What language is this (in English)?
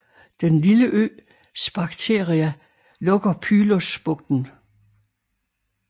Danish